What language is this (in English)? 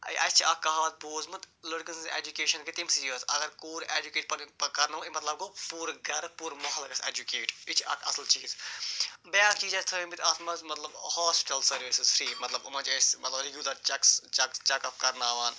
Kashmiri